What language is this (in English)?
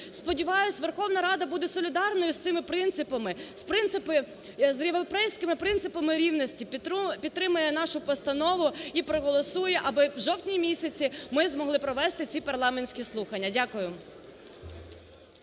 Ukrainian